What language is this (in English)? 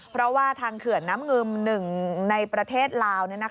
Thai